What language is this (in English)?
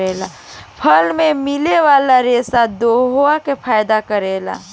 Bhojpuri